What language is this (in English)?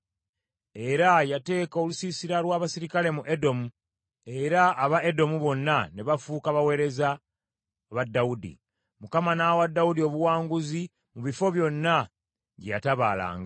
Ganda